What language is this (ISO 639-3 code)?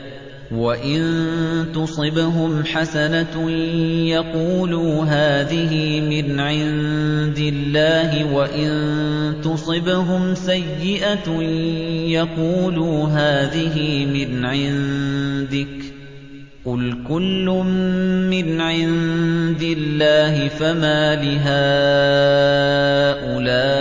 ara